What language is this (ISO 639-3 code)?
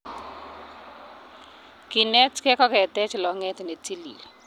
kln